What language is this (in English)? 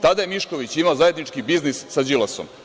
Serbian